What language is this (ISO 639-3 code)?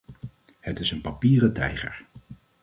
nld